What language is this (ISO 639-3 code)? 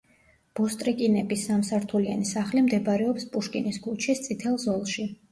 kat